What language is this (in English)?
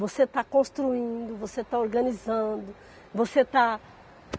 Portuguese